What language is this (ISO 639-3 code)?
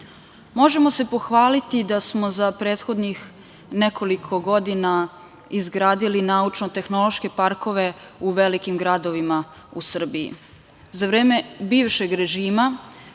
srp